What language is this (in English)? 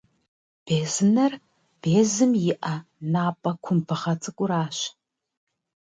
Kabardian